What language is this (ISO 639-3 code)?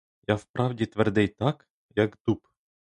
ukr